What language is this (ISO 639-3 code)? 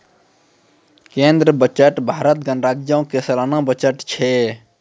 mai